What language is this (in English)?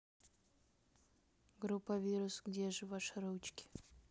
Russian